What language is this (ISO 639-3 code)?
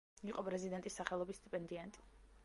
kat